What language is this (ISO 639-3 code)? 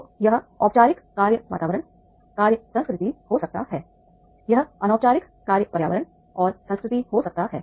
hin